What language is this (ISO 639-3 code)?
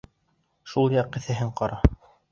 bak